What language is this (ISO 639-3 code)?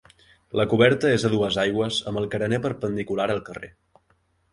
cat